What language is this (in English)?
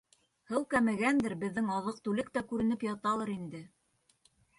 Bashkir